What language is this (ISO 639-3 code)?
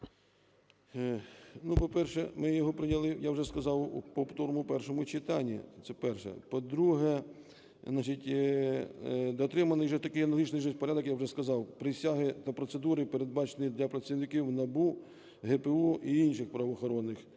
ukr